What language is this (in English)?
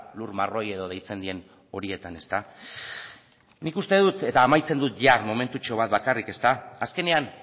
Basque